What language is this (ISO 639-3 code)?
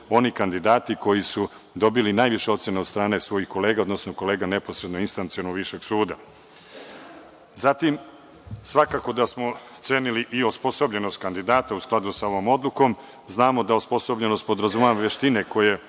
srp